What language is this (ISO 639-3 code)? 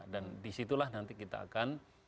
ind